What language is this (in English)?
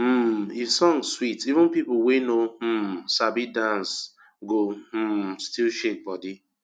Nigerian Pidgin